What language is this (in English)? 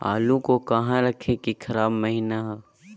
Magahi